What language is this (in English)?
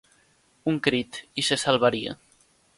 Catalan